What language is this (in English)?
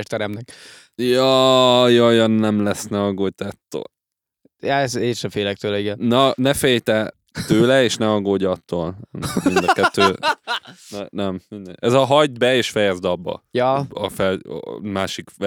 Hungarian